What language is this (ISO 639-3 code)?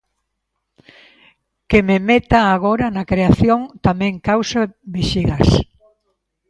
glg